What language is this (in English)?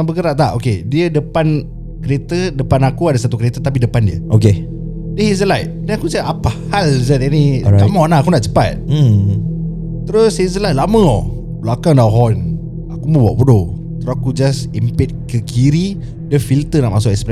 Malay